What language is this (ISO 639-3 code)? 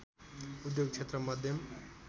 nep